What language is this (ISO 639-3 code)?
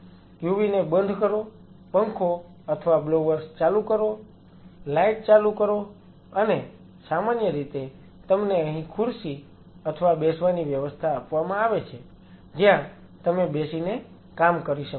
guj